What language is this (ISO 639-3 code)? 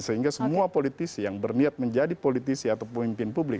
ind